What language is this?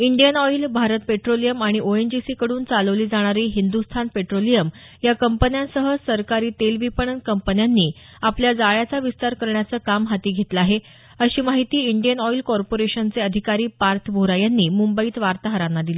Marathi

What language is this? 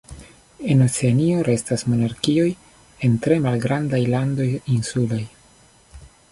Esperanto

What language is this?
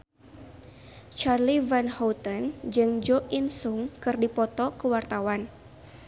Sundanese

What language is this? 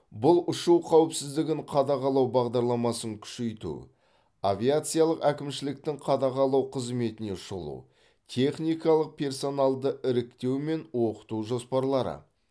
Kazakh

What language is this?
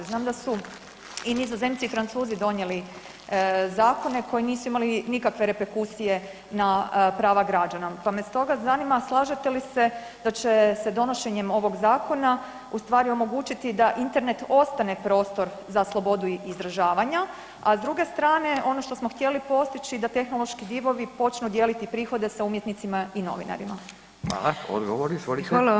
Croatian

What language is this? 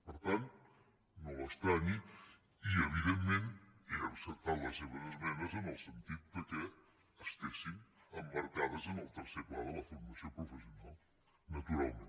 Catalan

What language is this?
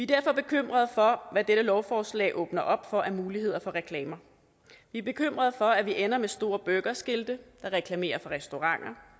Danish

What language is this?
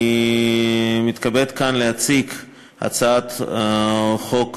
Hebrew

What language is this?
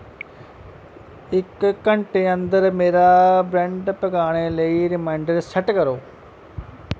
Dogri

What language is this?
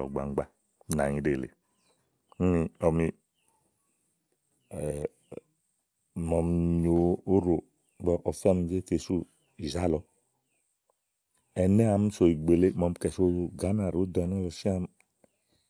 Igo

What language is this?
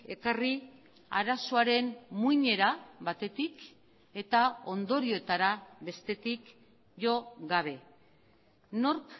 Basque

